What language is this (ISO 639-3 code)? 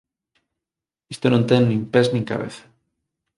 glg